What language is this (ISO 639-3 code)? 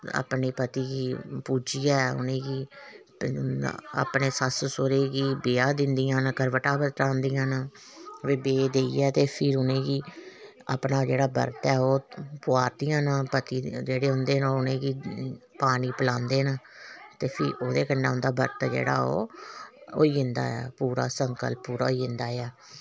doi